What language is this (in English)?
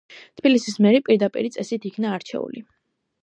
Georgian